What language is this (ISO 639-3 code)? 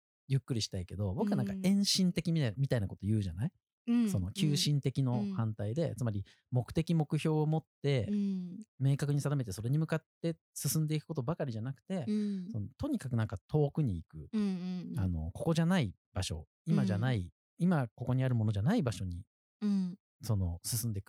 jpn